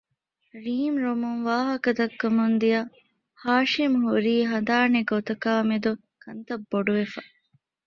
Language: Divehi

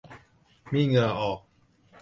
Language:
Thai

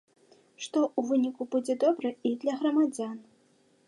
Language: Belarusian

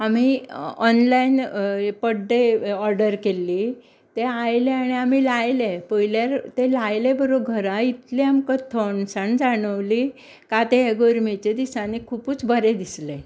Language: Konkani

